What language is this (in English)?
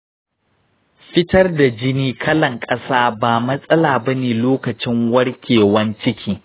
Hausa